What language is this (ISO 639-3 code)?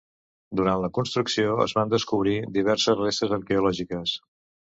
cat